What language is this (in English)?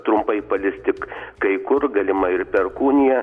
Lithuanian